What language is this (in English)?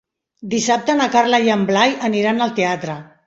Catalan